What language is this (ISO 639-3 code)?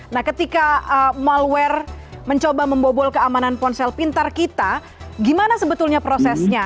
ind